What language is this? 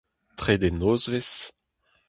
Breton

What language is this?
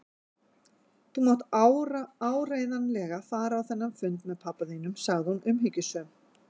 Icelandic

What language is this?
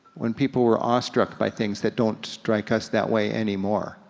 English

